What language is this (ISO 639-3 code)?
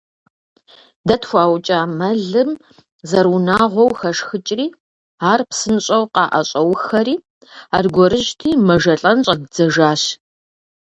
kbd